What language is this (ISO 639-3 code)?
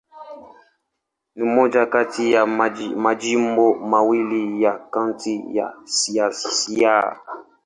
swa